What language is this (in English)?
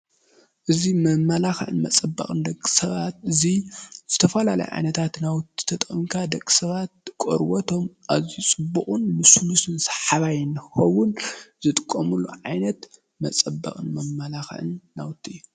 Tigrinya